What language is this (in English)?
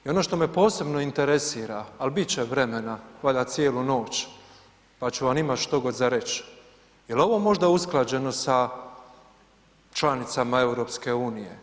Croatian